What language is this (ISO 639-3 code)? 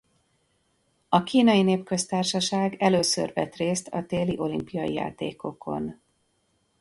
hun